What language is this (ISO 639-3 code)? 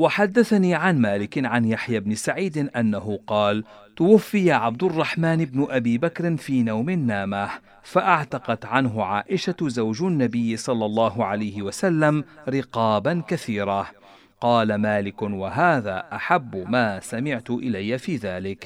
ara